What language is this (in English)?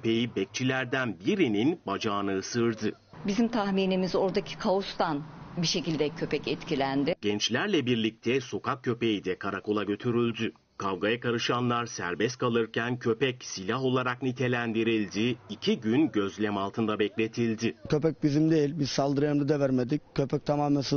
Turkish